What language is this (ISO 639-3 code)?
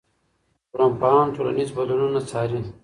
pus